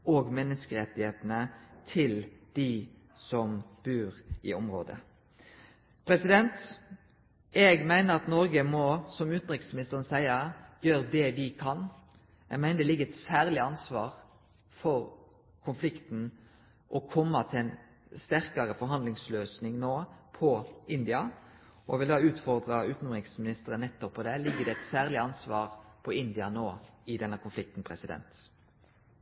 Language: Norwegian Nynorsk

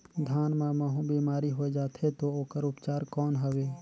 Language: Chhattisgarhi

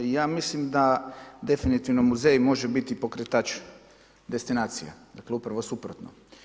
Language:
Croatian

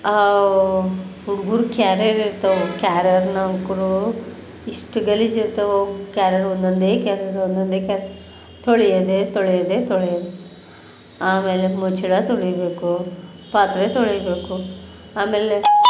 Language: Kannada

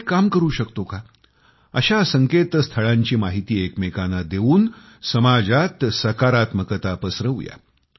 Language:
Marathi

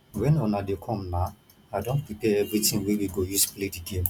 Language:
Nigerian Pidgin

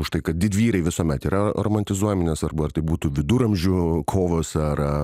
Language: Lithuanian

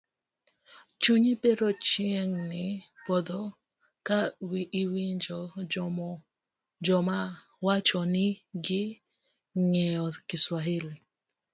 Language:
Luo (Kenya and Tanzania)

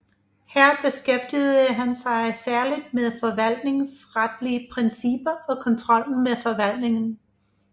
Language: Danish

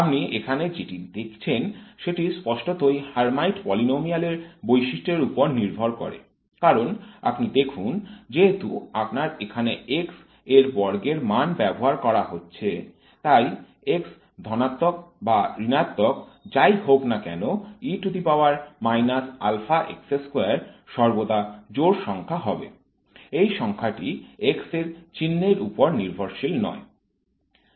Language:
Bangla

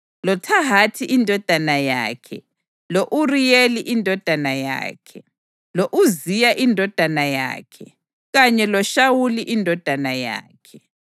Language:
North Ndebele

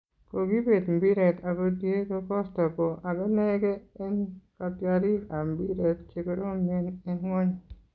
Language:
Kalenjin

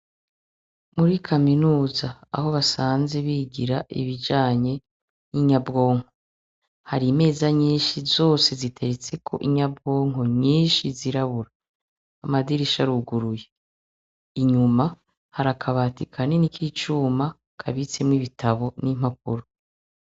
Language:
Rundi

